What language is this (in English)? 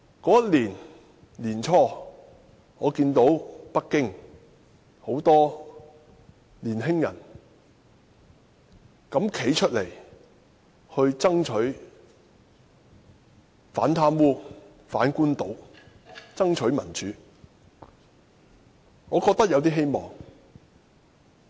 Cantonese